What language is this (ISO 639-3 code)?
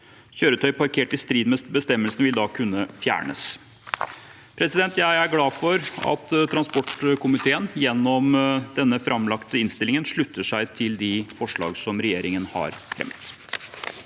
nor